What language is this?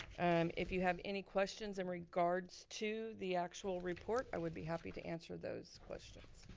English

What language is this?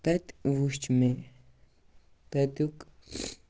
Kashmiri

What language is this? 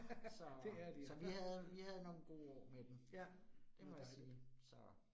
Danish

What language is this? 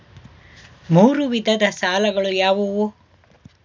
Kannada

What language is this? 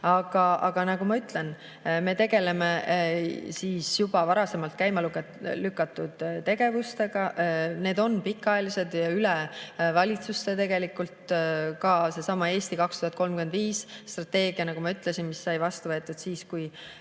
Estonian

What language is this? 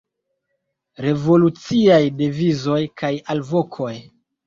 Esperanto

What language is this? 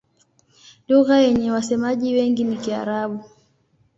Swahili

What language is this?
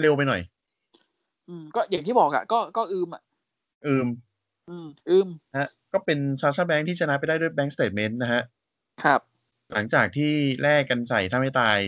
Thai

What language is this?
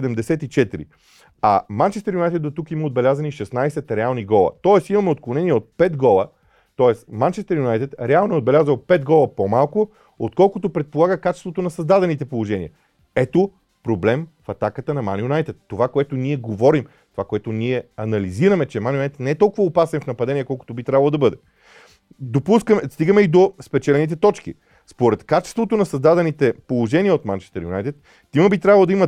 Bulgarian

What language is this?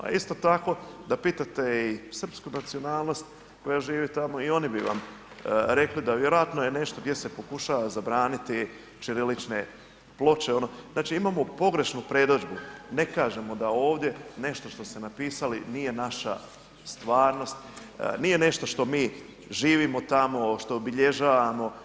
Croatian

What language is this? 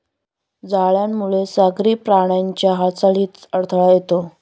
Marathi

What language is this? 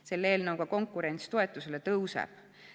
Estonian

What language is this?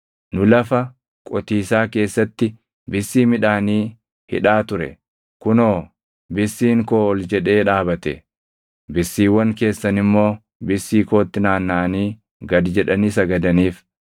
Oromo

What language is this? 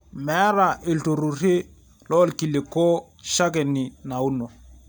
Masai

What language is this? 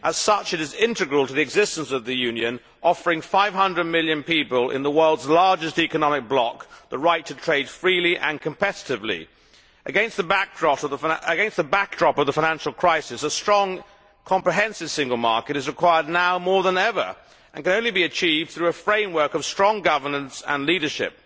English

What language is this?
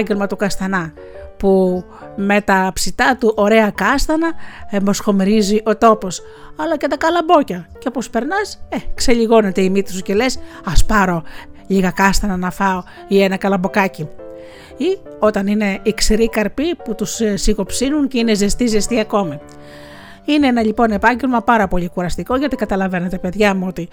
Greek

